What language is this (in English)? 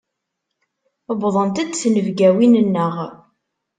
Kabyle